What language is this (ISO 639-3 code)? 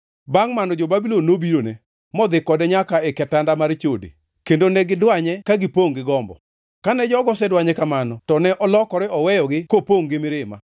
luo